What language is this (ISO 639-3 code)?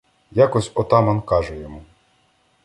ukr